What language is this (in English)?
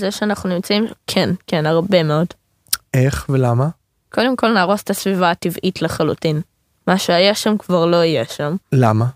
Hebrew